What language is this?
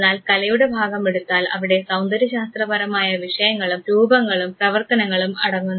Malayalam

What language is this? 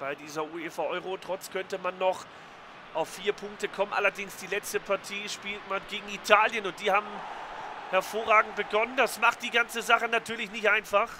German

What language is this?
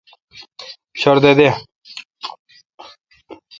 Kalkoti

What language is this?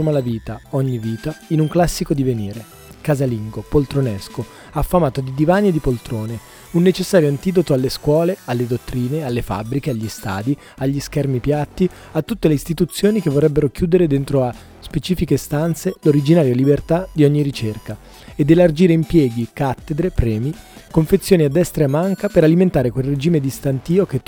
Italian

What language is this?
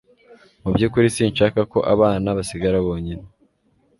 Kinyarwanda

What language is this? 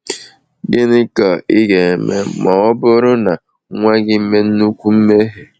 Igbo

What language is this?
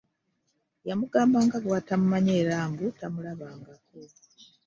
Ganda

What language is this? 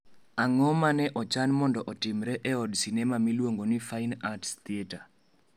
Luo (Kenya and Tanzania)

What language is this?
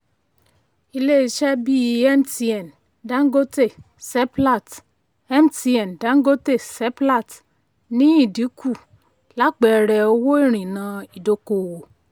Yoruba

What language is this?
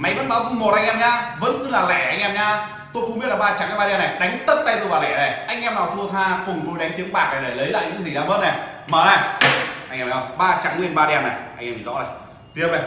Vietnamese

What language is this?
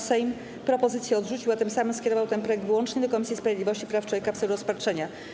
Polish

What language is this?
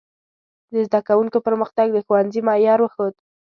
Pashto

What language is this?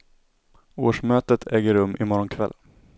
Swedish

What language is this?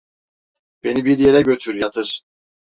Turkish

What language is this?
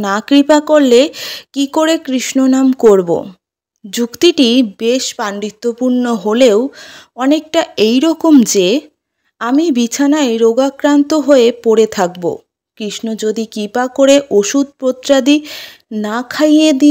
Bangla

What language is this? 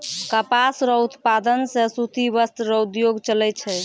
Maithili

